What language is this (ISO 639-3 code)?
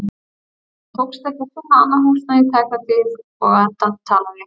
isl